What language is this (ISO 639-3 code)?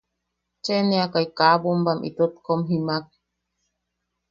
yaq